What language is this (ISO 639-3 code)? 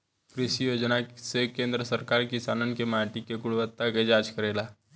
bho